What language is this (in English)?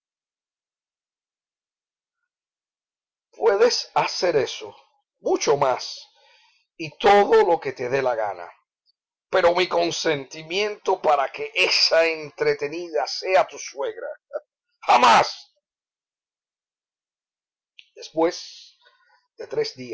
Spanish